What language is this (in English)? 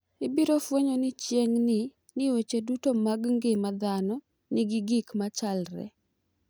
Luo (Kenya and Tanzania)